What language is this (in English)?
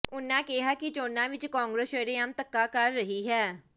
Punjabi